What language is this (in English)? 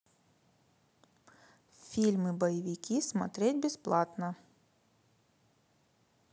Russian